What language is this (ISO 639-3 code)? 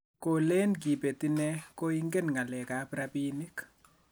kln